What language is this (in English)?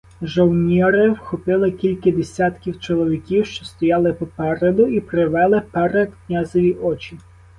Ukrainian